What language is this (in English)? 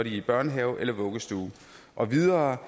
Danish